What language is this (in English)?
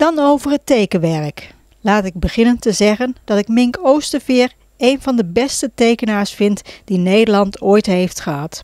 Dutch